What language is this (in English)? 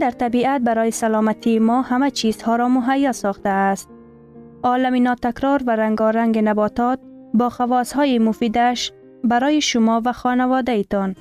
Persian